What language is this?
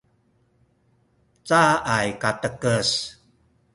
Sakizaya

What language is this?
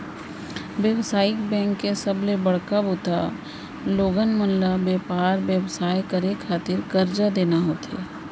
Chhattisgarhi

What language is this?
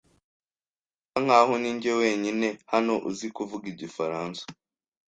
Kinyarwanda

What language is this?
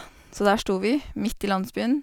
Norwegian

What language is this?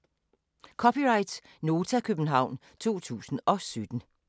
Danish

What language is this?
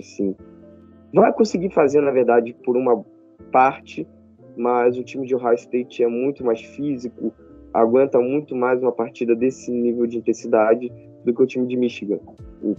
Portuguese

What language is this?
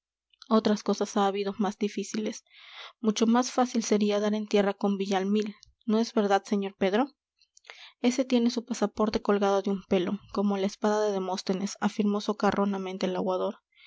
Spanish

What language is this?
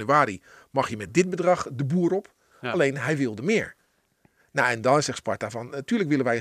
Dutch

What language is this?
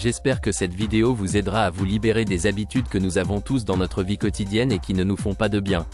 French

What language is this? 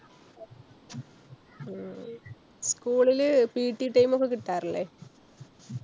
Malayalam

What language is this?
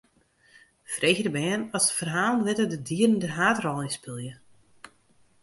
Western Frisian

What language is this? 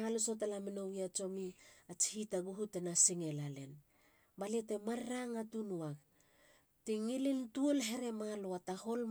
Halia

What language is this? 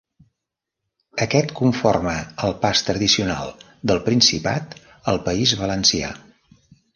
Catalan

